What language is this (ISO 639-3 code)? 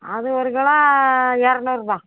tam